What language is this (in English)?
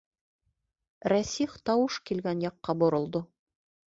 Bashkir